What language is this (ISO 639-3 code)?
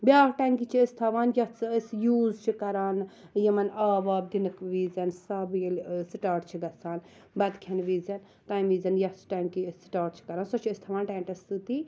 kas